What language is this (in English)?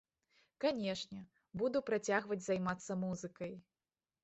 Belarusian